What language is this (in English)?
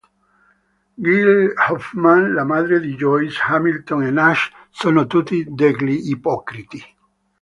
Italian